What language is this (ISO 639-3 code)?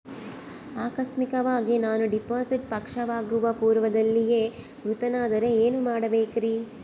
kan